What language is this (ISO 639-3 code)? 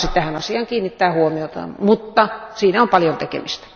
fin